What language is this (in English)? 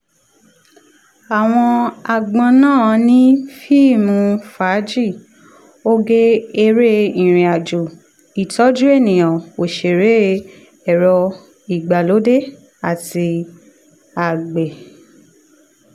Yoruba